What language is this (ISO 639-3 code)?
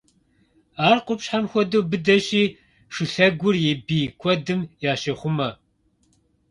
kbd